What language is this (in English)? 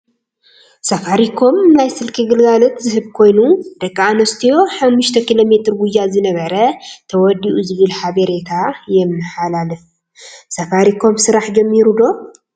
Tigrinya